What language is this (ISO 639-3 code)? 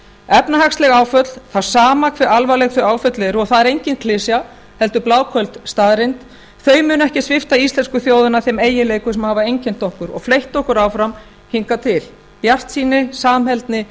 isl